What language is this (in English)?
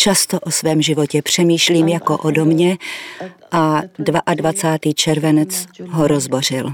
Czech